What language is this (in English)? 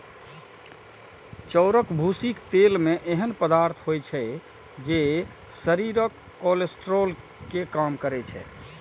Maithili